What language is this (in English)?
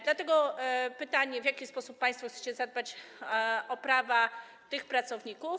Polish